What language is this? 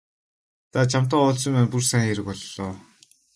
Mongolian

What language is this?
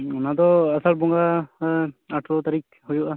Santali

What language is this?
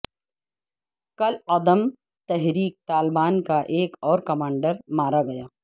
Urdu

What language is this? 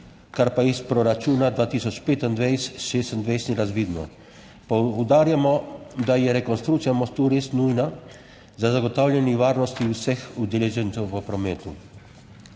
Slovenian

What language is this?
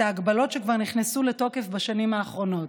Hebrew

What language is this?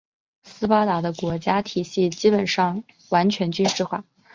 Chinese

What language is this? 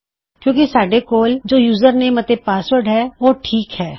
Punjabi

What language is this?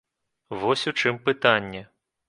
Belarusian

